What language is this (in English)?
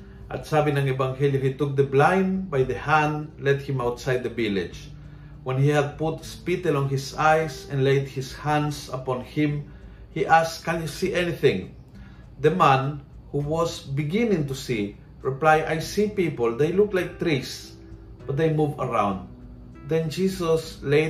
Filipino